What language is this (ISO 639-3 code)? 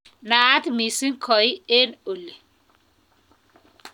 kln